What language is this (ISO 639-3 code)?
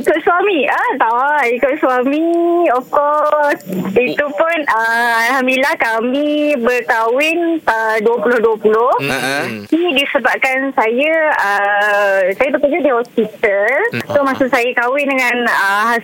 msa